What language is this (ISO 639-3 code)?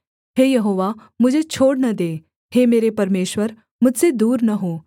hin